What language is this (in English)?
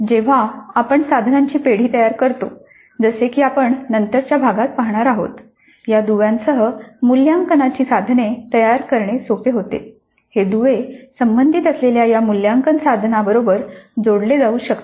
Marathi